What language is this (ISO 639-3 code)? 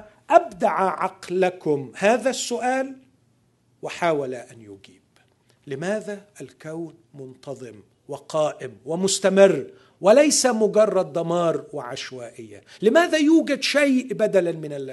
ara